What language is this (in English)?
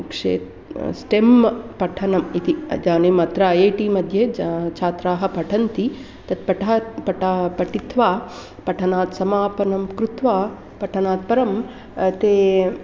Sanskrit